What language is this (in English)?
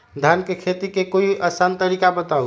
Magahi